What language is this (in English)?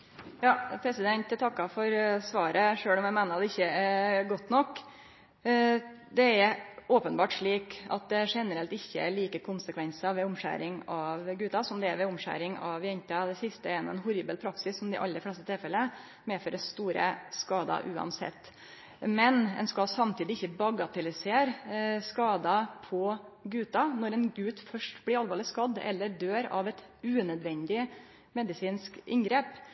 Norwegian Nynorsk